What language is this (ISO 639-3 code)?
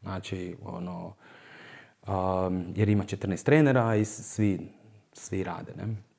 hrv